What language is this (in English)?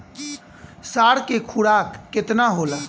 Bhojpuri